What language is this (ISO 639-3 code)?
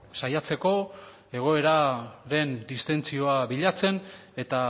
eus